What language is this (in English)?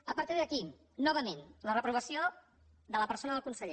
Catalan